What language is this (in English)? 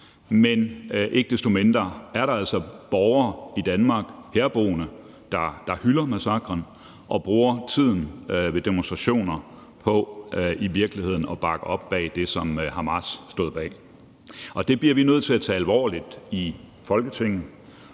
Danish